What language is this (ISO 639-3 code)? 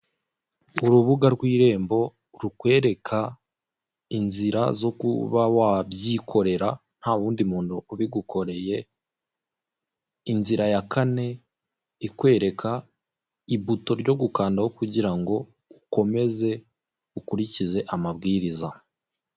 kin